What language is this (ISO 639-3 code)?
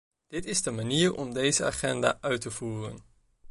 nld